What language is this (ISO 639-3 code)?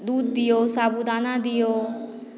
mai